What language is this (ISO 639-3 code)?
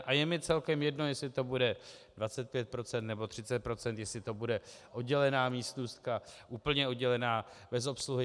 ces